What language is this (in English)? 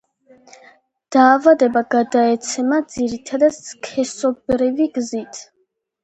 Georgian